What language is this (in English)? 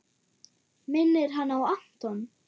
Icelandic